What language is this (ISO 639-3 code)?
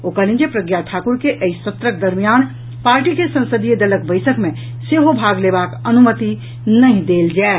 mai